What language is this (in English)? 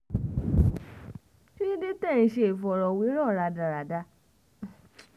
Yoruba